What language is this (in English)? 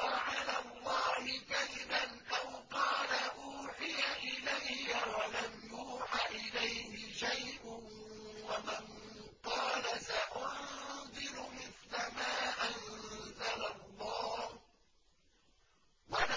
Arabic